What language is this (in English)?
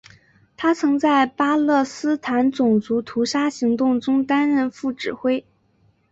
Chinese